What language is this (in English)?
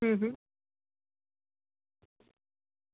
Gujarati